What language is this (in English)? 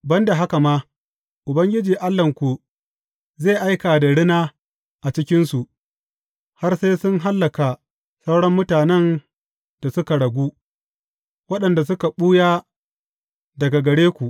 Hausa